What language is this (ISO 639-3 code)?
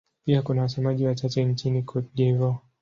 swa